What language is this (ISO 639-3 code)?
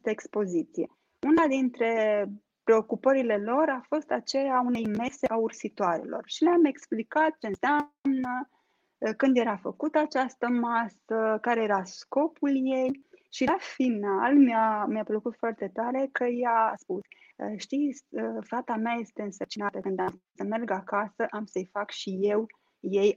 ron